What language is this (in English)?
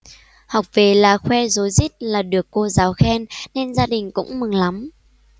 Vietnamese